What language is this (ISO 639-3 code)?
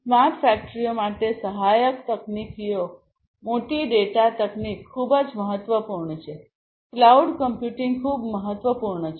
guj